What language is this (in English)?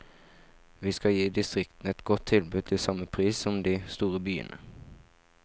Norwegian